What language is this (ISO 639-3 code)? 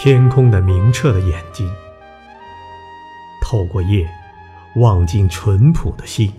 zho